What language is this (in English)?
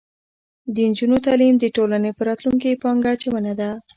Pashto